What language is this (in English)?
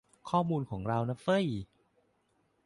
Thai